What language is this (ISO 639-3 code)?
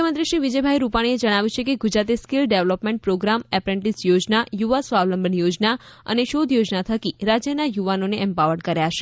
guj